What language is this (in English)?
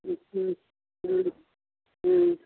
Tamil